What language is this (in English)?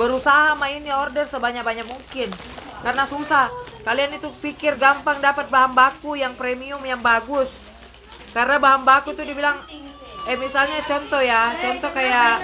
Indonesian